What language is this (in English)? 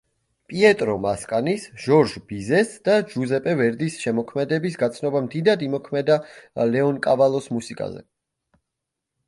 Georgian